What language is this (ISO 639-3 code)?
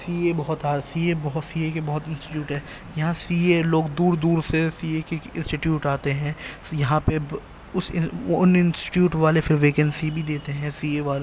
urd